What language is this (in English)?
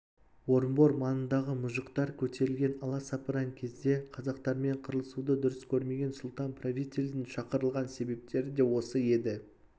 Kazakh